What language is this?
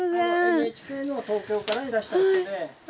Japanese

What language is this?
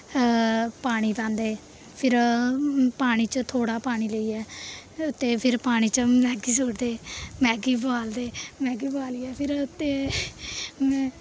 Dogri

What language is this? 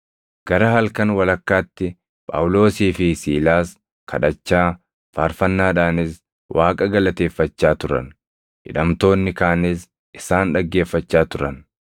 Oromo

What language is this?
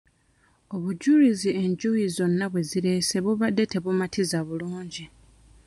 Ganda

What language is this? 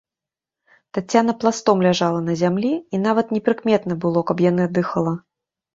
Belarusian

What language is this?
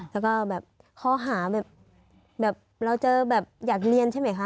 Thai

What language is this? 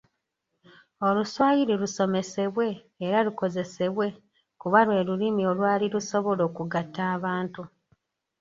Ganda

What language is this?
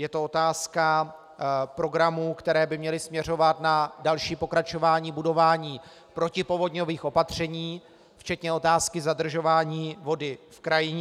Czech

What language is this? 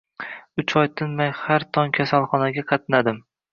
Uzbek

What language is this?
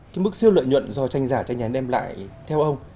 Vietnamese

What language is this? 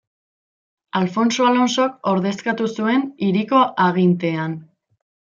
Basque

